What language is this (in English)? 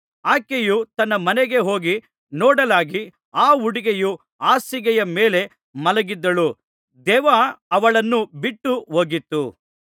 Kannada